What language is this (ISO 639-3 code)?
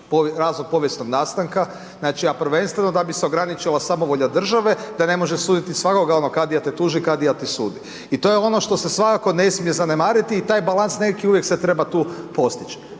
hrv